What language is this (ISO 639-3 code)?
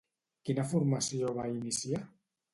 cat